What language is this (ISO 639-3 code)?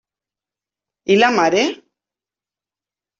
cat